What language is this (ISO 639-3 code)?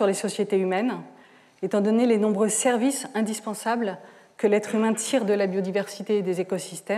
fra